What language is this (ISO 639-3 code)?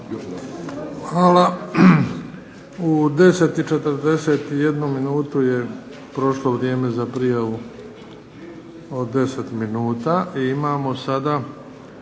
hrv